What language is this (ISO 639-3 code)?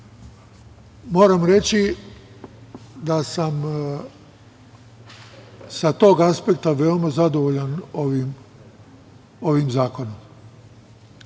srp